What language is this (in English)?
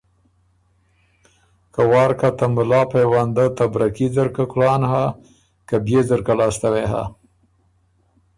Ormuri